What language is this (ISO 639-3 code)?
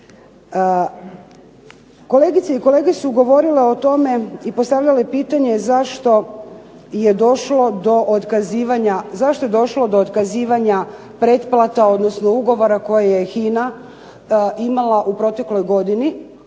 hrv